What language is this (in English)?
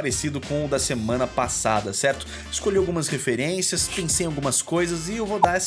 Portuguese